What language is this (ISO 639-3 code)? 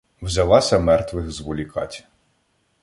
ukr